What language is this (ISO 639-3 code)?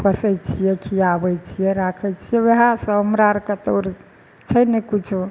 mai